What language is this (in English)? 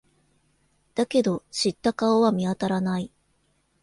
Japanese